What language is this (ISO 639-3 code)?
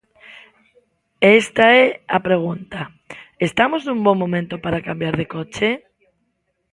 glg